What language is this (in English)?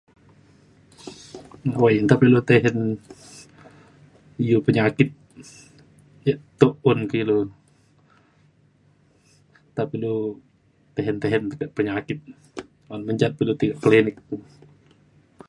Mainstream Kenyah